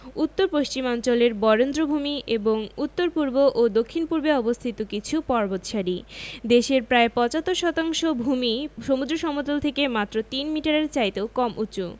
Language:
Bangla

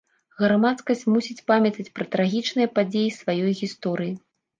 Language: Belarusian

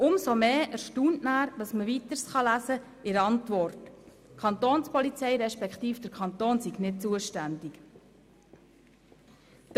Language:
Swiss German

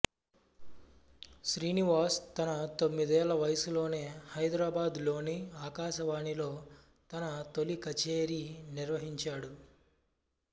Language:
Telugu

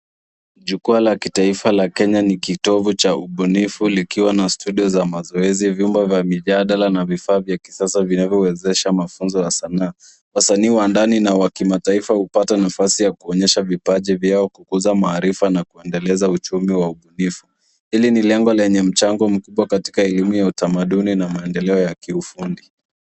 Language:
Swahili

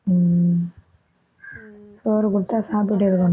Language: Tamil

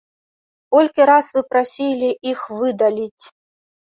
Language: Belarusian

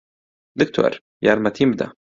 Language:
Central Kurdish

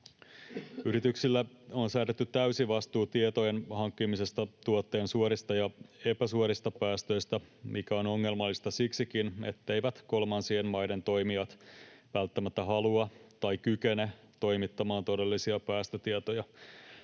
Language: Finnish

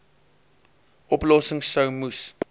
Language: Afrikaans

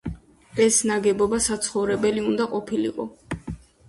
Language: Georgian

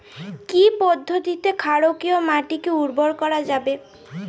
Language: Bangla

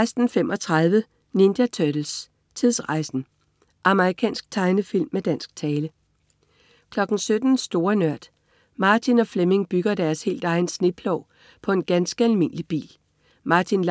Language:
Danish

